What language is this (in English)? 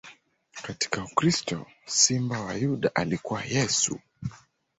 Swahili